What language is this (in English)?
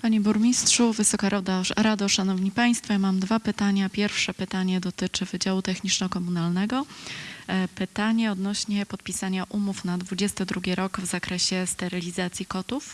Polish